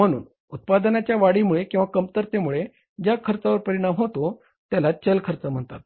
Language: Marathi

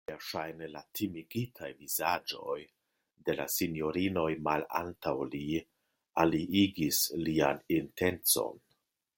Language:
Esperanto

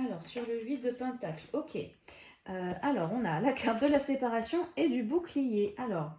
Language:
French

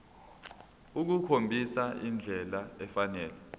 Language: Zulu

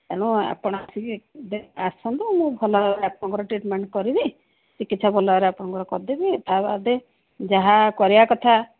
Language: Odia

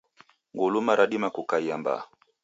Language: Taita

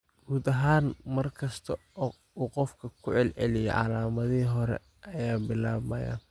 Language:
Somali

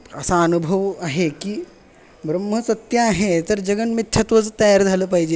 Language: Marathi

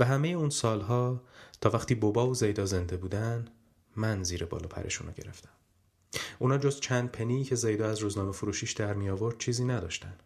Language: Persian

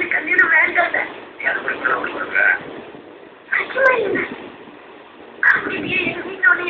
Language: Vietnamese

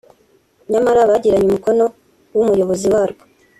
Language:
Kinyarwanda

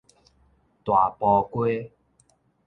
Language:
Min Nan Chinese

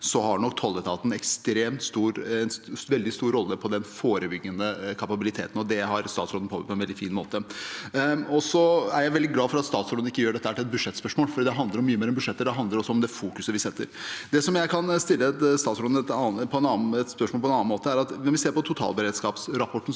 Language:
Norwegian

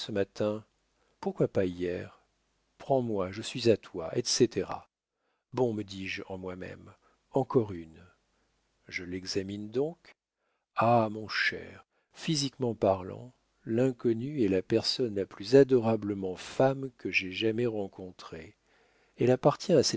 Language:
French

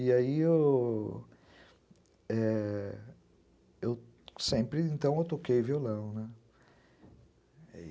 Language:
Portuguese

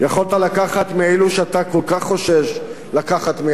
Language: Hebrew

